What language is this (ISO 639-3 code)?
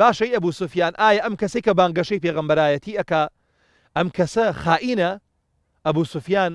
ara